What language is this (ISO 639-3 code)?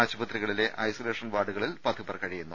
mal